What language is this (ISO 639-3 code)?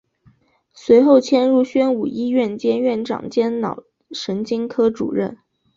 zho